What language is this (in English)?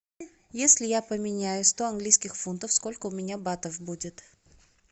Russian